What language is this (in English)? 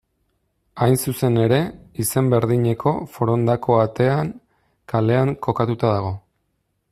Basque